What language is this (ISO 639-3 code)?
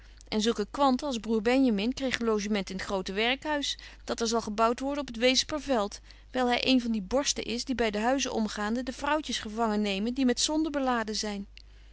nld